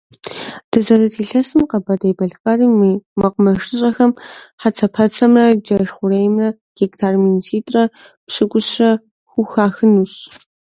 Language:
Kabardian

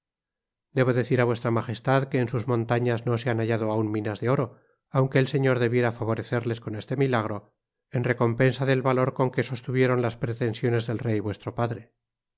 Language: Spanish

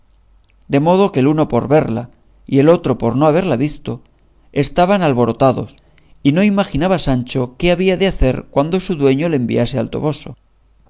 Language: Spanish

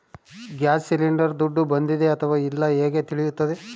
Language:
Kannada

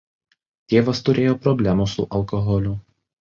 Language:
Lithuanian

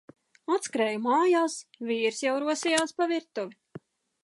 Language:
Latvian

